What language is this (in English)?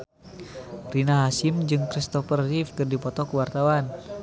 Sundanese